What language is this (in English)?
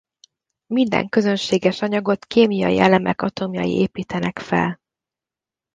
Hungarian